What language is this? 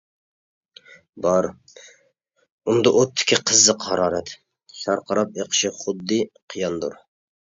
Uyghur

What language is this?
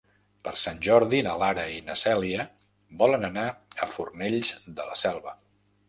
Catalan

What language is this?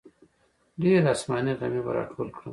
Pashto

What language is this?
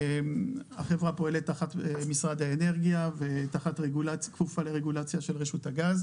Hebrew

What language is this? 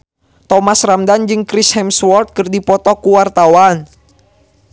Sundanese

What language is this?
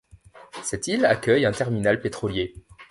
French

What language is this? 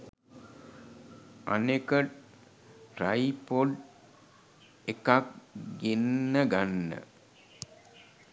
Sinhala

